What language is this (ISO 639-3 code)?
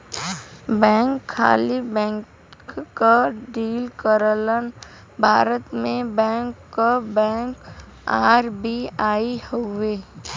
bho